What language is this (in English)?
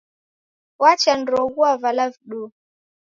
Taita